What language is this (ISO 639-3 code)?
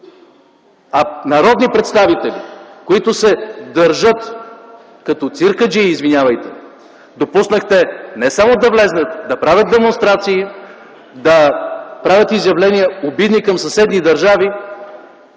bul